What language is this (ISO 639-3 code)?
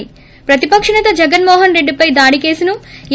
tel